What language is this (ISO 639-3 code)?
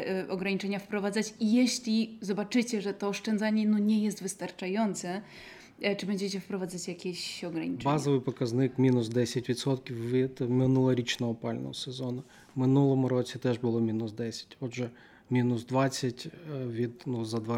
pol